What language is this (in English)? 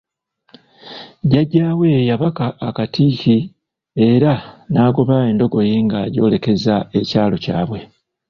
Ganda